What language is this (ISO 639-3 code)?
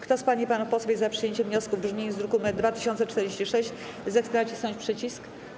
pol